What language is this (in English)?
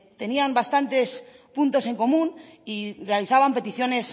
Spanish